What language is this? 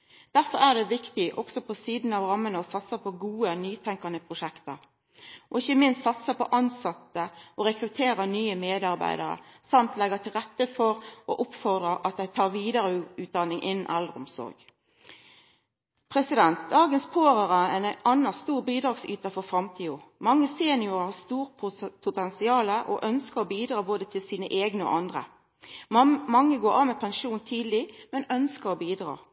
Norwegian Nynorsk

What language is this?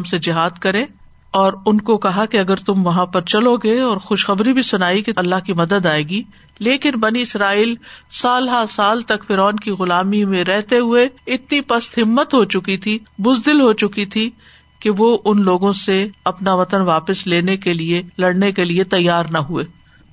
Urdu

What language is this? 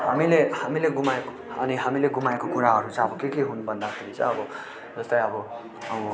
Nepali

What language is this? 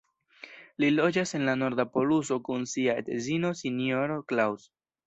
Esperanto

